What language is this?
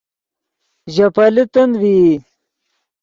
Yidgha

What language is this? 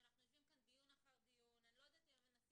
Hebrew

